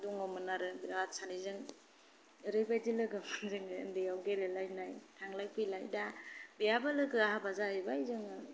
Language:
Bodo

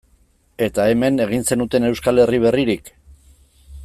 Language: Basque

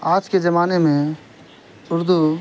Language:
Urdu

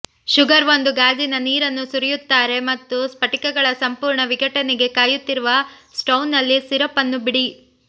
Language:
Kannada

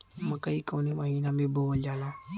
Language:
Bhojpuri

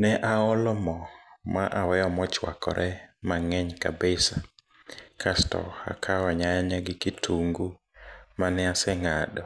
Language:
Luo (Kenya and Tanzania)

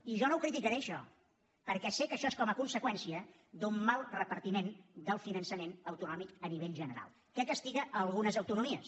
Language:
Catalan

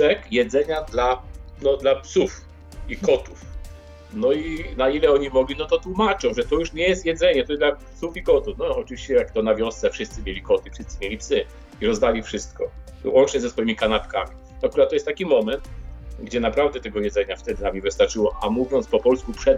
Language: Polish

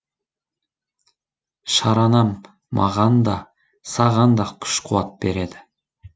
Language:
Kazakh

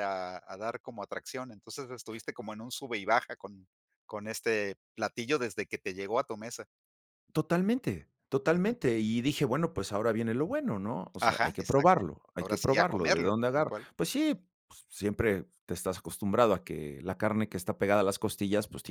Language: Spanish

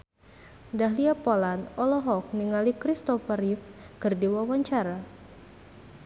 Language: Sundanese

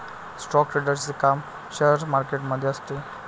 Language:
Marathi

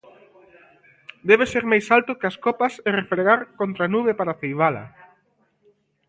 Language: Galician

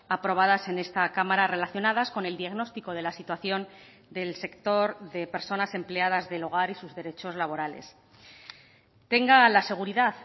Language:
Spanish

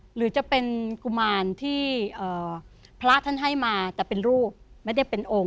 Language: Thai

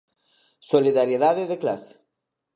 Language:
Galician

